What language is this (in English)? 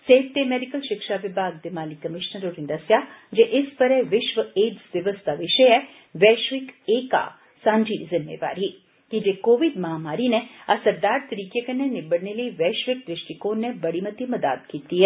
Dogri